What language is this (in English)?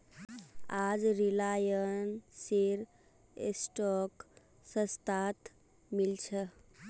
Magahi